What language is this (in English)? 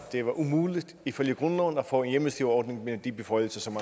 Danish